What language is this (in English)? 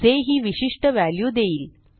Marathi